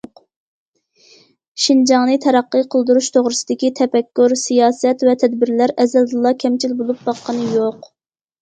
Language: Uyghur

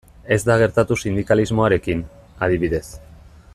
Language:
Basque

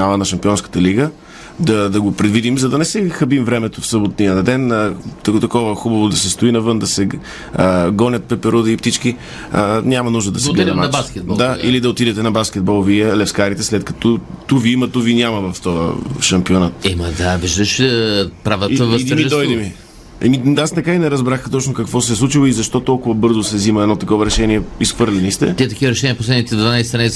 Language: Bulgarian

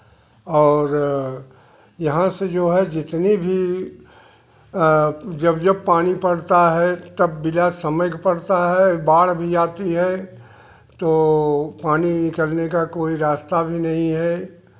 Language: Hindi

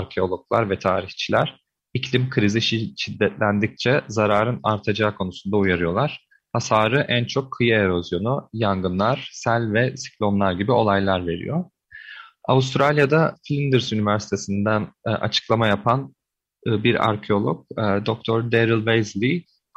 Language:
Turkish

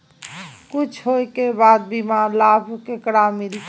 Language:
Maithili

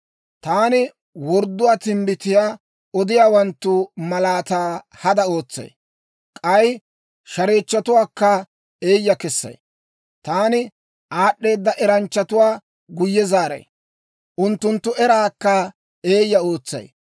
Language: Dawro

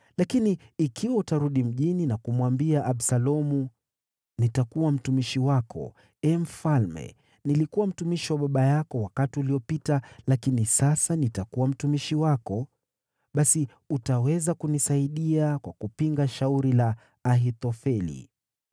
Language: Swahili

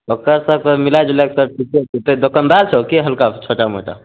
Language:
Maithili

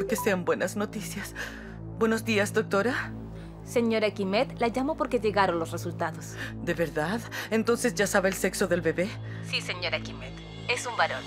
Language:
Spanish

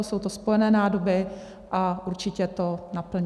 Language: Czech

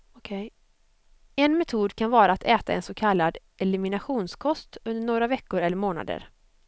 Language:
Swedish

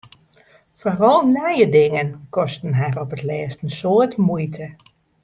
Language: Western Frisian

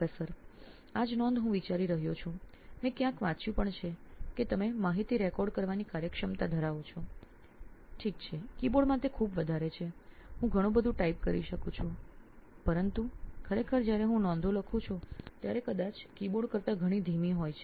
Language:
Gujarati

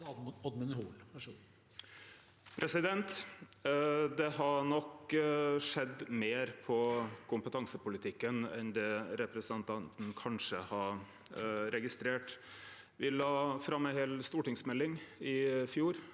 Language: Norwegian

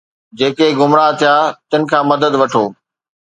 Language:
Sindhi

